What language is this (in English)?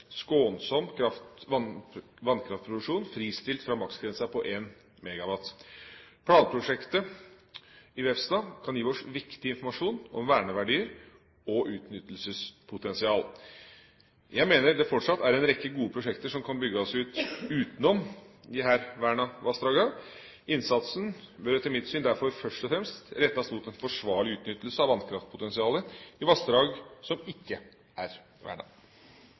Norwegian Bokmål